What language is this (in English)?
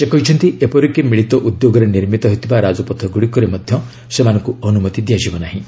Odia